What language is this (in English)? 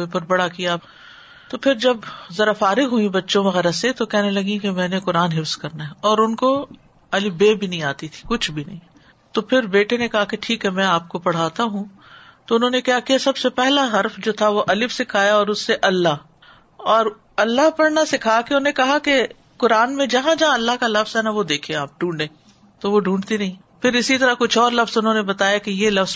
Urdu